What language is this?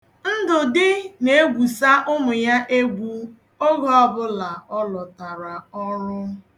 Igbo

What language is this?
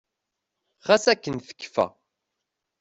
Kabyle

